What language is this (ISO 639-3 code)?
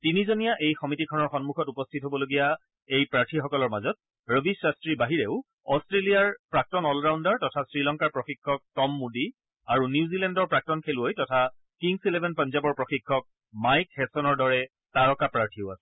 asm